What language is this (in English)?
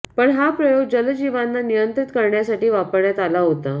Marathi